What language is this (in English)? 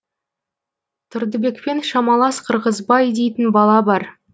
Kazakh